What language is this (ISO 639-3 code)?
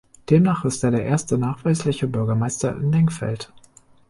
deu